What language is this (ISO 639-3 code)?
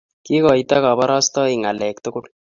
kln